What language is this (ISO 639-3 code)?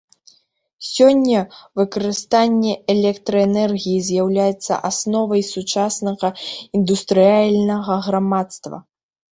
bel